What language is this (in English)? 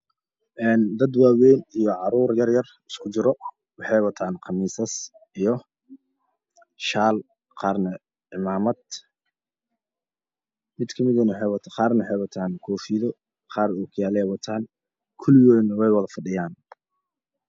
Somali